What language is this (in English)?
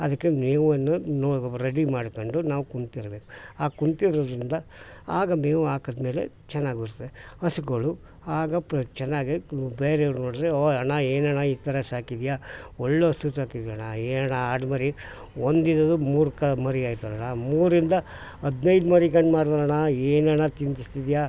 Kannada